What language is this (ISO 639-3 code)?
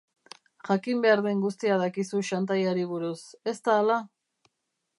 eus